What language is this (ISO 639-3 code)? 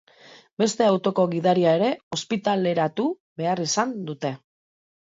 eus